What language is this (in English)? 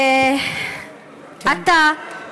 Hebrew